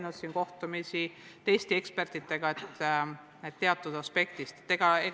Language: Estonian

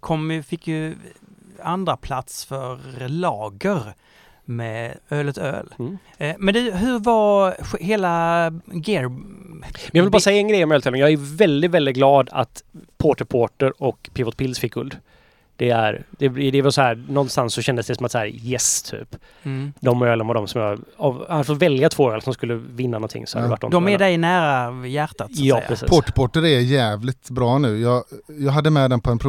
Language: Swedish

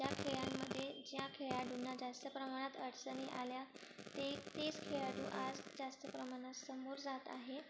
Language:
Marathi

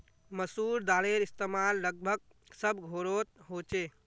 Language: Magahi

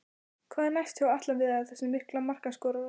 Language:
Icelandic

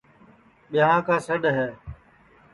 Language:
Sansi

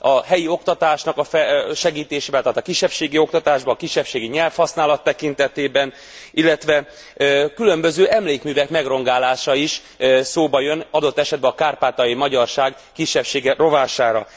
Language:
Hungarian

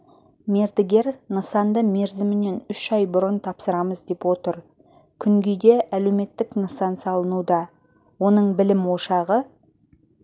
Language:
Kazakh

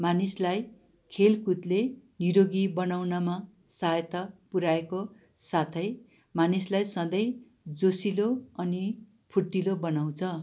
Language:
Nepali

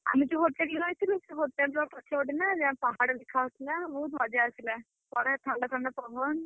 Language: Odia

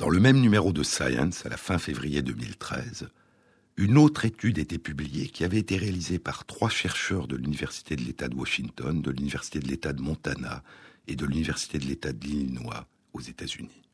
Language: French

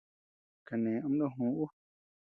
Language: Tepeuxila Cuicatec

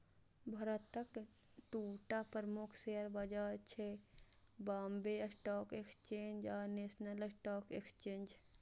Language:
Maithili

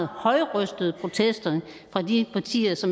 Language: Danish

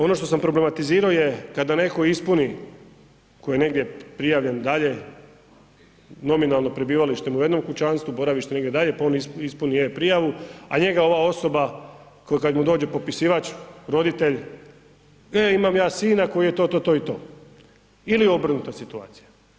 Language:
Croatian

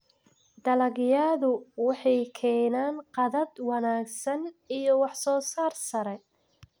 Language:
Somali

